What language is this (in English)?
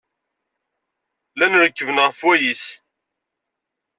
Kabyle